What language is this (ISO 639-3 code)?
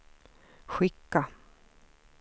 swe